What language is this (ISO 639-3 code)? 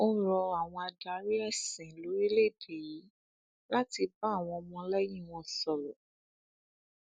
yor